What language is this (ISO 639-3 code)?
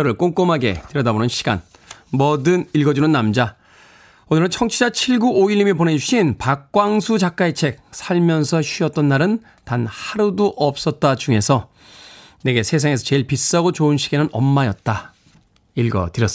kor